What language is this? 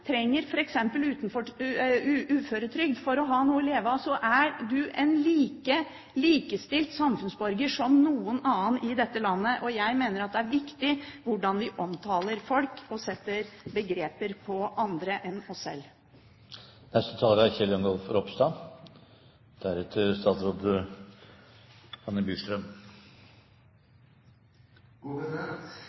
Norwegian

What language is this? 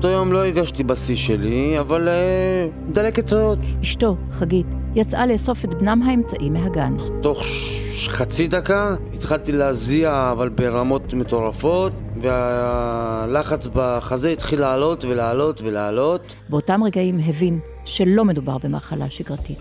Hebrew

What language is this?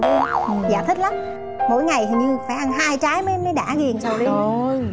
Vietnamese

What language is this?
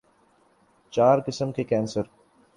Urdu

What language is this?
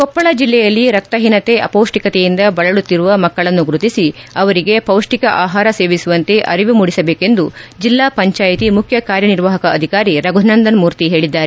Kannada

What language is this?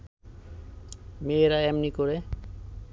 Bangla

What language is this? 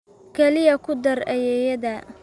Somali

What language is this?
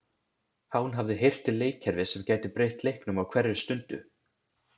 Icelandic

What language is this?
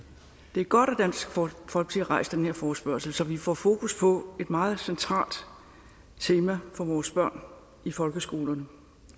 Danish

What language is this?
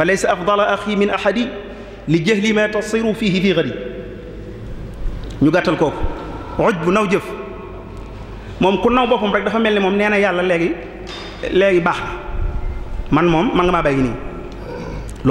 Arabic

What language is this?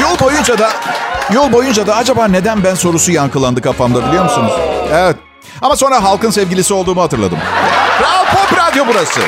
Turkish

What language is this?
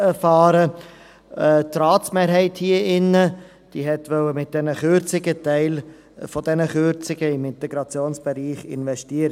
Swiss German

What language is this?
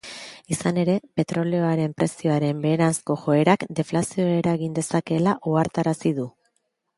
Basque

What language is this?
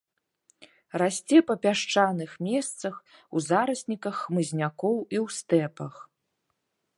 Belarusian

